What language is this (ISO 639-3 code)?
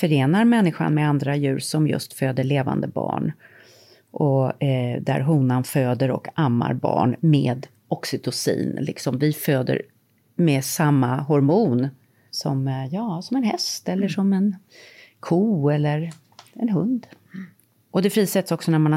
swe